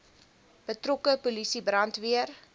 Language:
Afrikaans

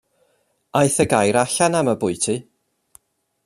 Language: Welsh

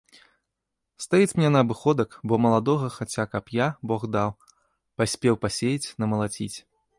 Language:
Belarusian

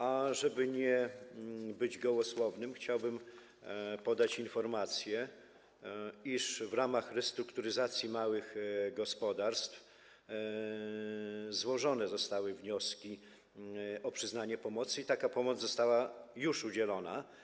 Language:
Polish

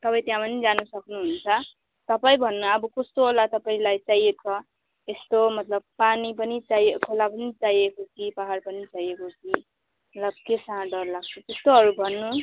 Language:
Nepali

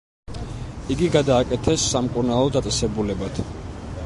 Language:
Georgian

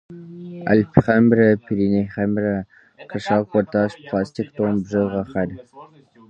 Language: Kabardian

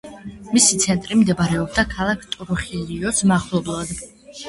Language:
Georgian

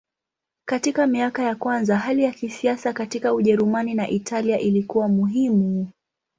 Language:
Swahili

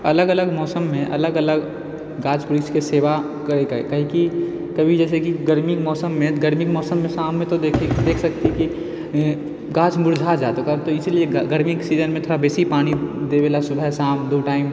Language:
Maithili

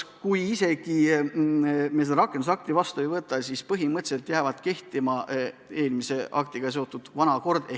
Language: Estonian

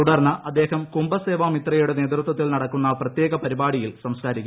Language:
Malayalam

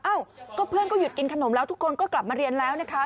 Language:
Thai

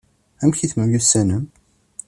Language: Kabyle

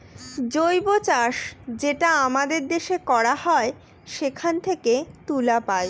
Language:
Bangla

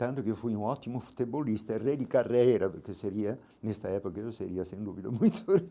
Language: Portuguese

